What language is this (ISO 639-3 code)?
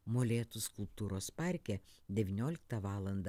lit